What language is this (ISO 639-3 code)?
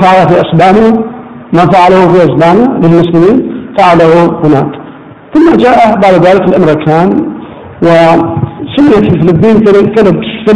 ara